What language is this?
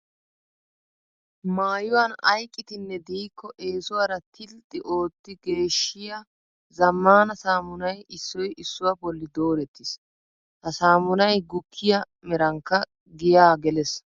Wolaytta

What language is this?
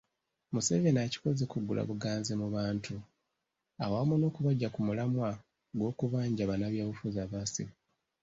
Ganda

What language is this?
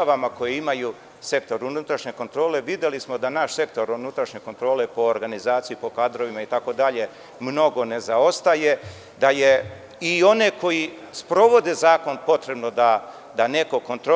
Serbian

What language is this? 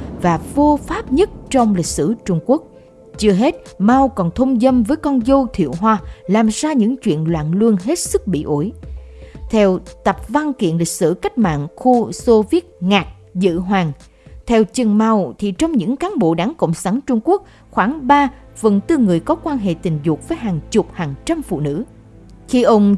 Vietnamese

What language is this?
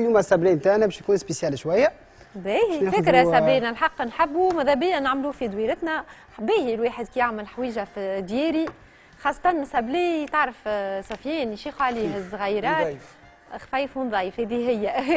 Arabic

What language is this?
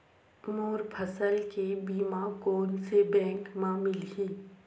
Chhattisgarhi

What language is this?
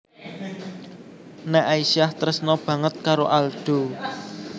Javanese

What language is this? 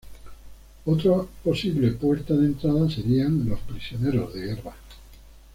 Spanish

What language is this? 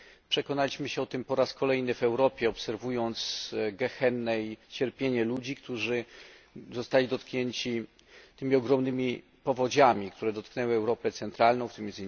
Polish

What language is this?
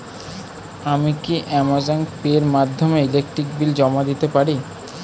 Bangla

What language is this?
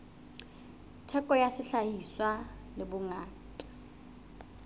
Southern Sotho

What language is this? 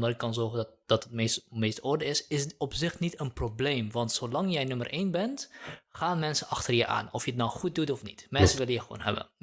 Dutch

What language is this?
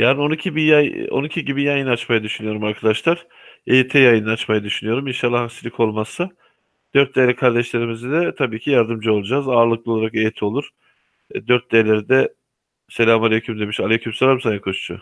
Turkish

